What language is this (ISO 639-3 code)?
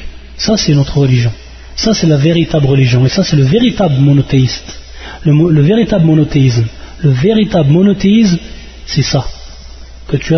fra